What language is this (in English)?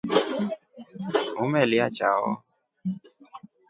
Rombo